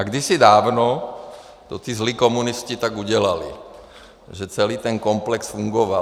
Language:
Czech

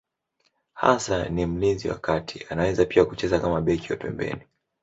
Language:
Swahili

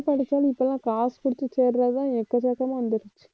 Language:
Tamil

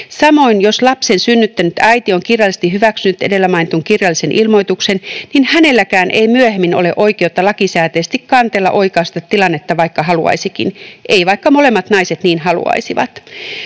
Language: Finnish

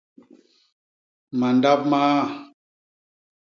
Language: Basaa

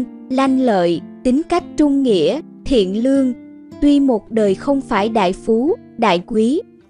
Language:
Vietnamese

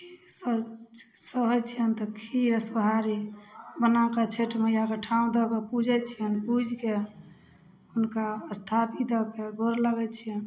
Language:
Maithili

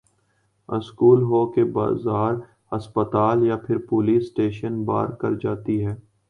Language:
Urdu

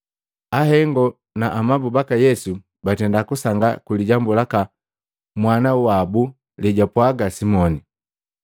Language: Matengo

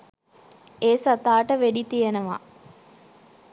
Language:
Sinhala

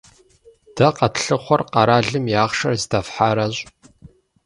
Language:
Kabardian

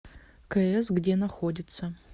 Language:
Russian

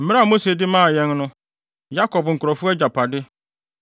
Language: Akan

